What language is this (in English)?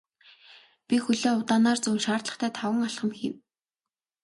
Mongolian